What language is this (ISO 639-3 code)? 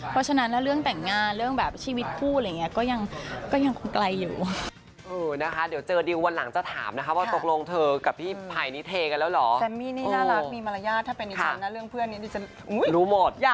tha